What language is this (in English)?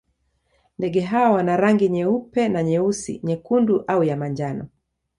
Swahili